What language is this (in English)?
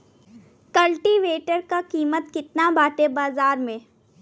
Bhojpuri